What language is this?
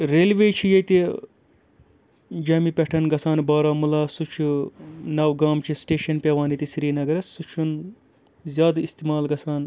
Kashmiri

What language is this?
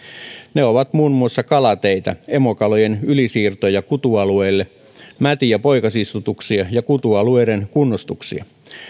Finnish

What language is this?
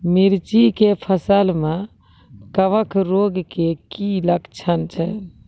Maithili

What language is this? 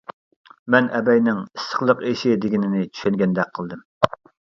Uyghur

